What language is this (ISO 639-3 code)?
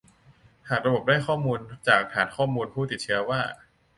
tha